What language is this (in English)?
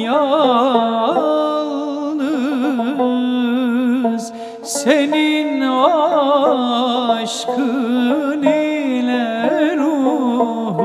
Turkish